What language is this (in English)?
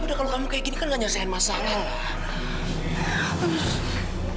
Indonesian